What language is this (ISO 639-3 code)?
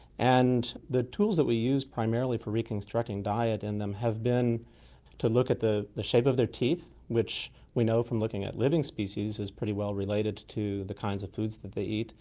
eng